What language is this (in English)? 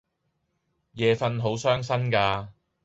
Cantonese